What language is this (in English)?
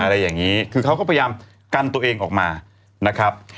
Thai